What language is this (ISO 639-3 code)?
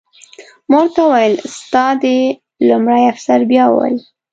pus